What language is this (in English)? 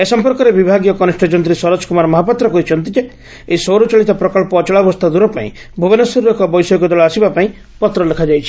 Odia